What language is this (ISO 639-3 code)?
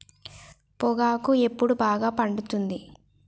tel